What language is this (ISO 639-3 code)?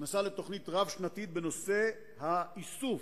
heb